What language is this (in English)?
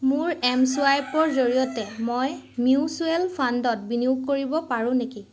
Assamese